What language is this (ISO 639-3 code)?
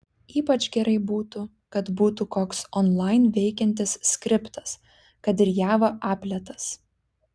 lit